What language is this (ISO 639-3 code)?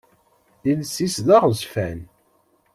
kab